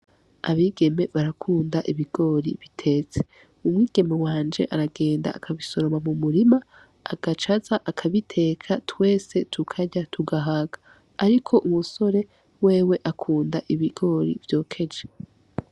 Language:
Rundi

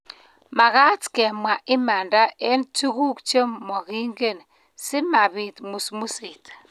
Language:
Kalenjin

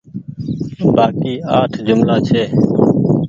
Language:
Goaria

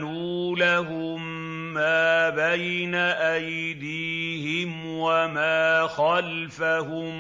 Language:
Arabic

